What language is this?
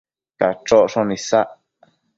Matsés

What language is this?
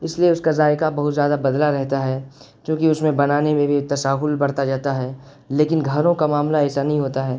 Urdu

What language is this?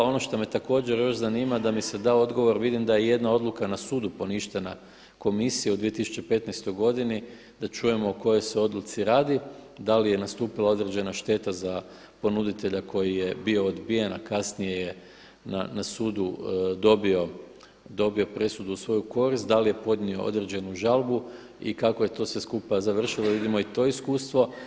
Croatian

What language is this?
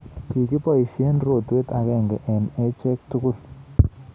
Kalenjin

